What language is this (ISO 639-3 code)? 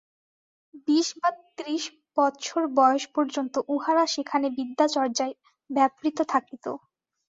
ben